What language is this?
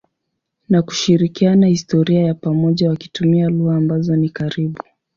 Swahili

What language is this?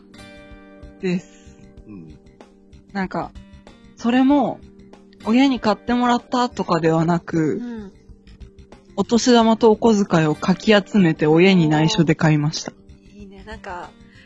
Japanese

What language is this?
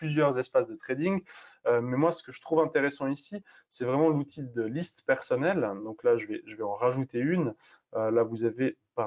French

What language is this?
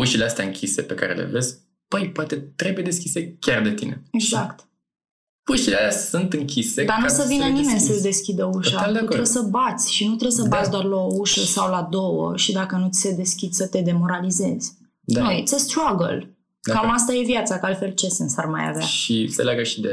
Romanian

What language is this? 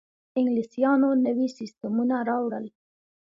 Pashto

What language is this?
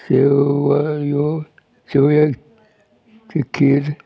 Konkani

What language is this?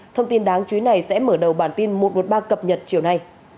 Vietnamese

